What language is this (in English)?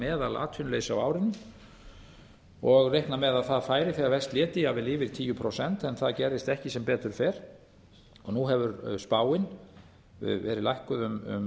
Icelandic